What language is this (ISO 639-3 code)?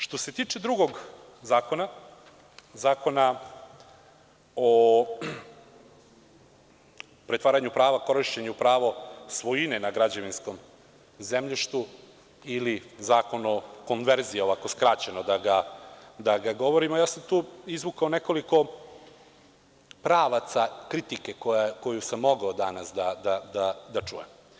srp